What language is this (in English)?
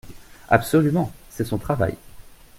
French